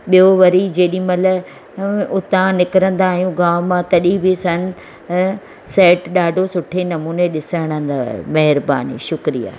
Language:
Sindhi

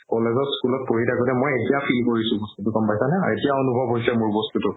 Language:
Assamese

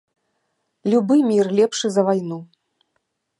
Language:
Belarusian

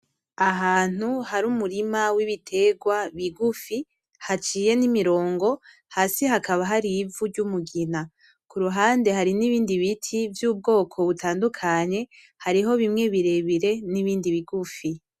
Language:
Rundi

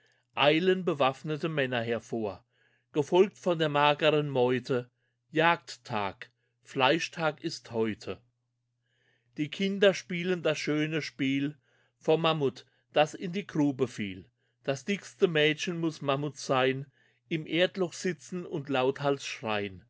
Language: German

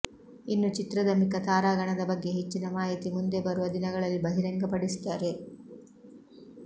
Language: Kannada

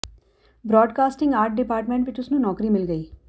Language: Punjabi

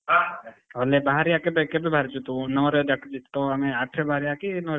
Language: Odia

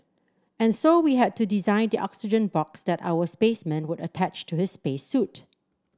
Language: English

